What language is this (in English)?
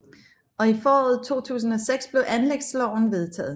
Danish